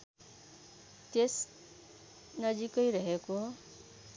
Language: Nepali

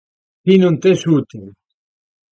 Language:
Galician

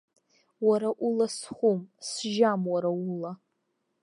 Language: Abkhazian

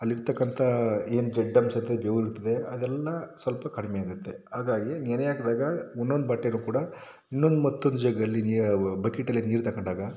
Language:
Kannada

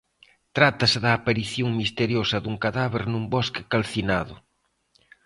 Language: Galician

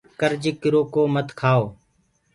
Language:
Gurgula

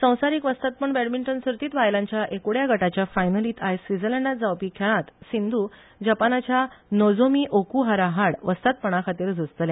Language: Konkani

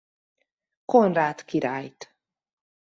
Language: Hungarian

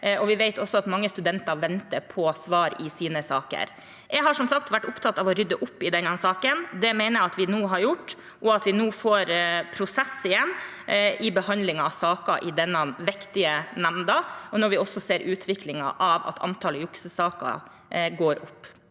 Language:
Norwegian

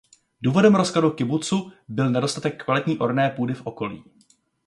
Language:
Czech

